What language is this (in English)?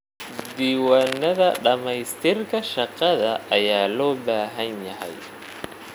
Somali